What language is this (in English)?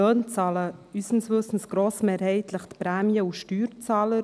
Swiss German